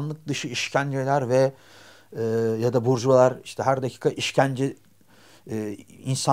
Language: Turkish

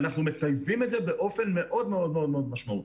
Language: Hebrew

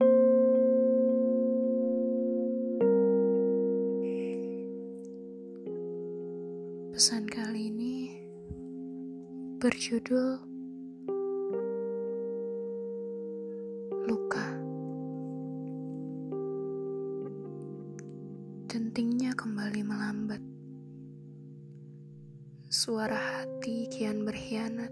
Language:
Indonesian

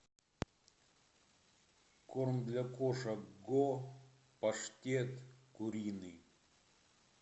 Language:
Russian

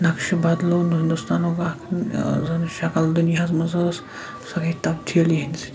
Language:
Kashmiri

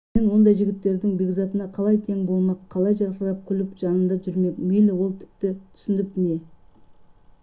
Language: Kazakh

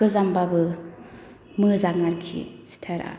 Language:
Bodo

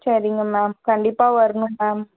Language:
Tamil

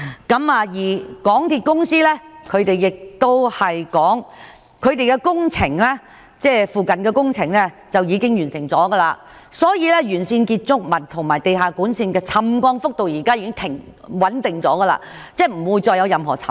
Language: Cantonese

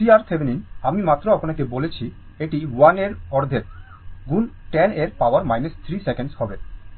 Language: Bangla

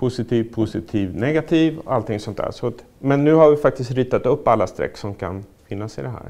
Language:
Swedish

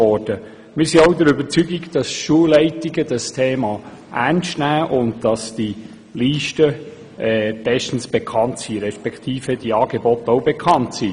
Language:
Swiss German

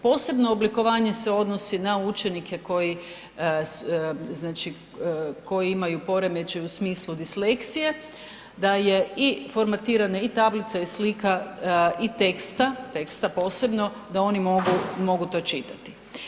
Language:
Croatian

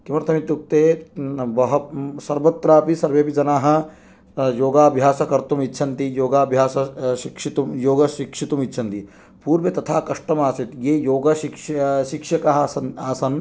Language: Sanskrit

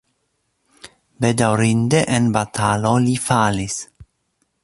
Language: Esperanto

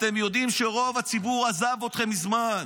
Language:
Hebrew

